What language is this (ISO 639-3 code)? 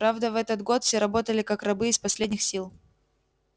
rus